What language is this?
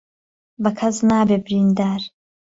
Central Kurdish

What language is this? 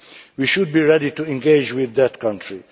English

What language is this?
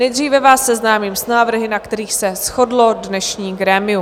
Czech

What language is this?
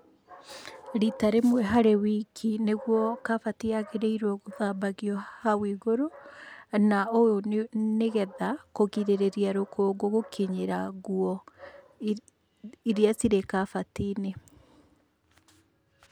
Kikuyu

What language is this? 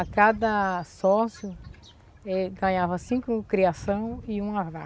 Portuguese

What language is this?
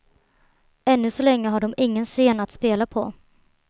Swedish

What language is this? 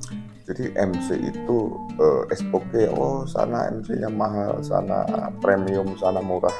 Indonesian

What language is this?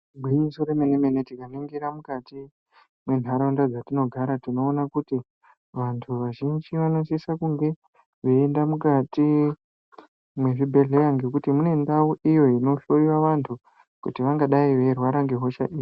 Ndau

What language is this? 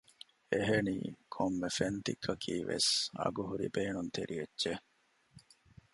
Divehi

